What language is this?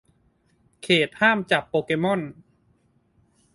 Thai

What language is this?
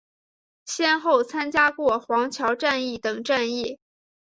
Chinese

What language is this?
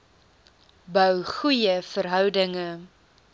Afrikaans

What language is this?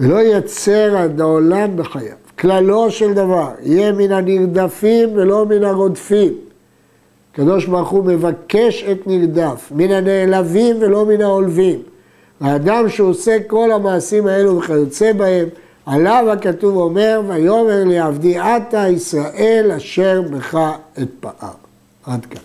Hebrew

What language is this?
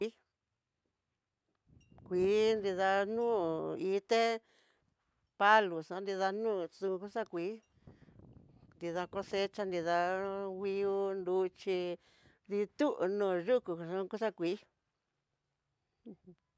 Tidaá Mixtec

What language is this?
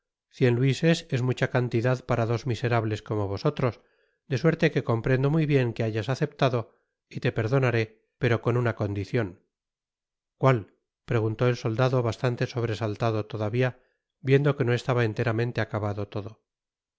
Spanish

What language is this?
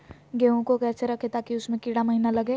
Magahi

